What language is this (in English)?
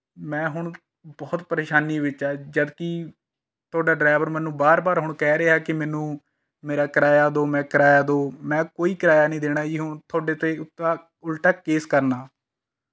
Punjabi